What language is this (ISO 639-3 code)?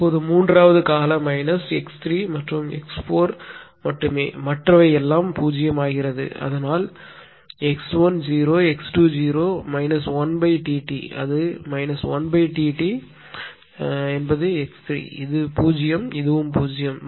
tam